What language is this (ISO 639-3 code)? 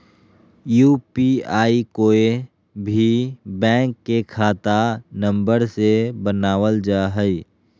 mag